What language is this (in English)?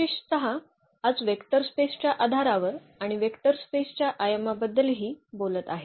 Marathi